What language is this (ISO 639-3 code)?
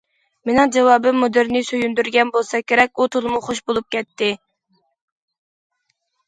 uig